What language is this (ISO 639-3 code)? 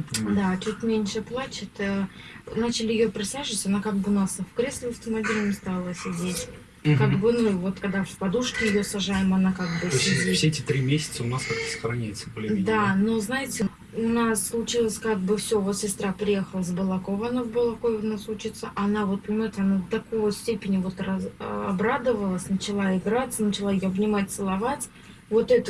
rus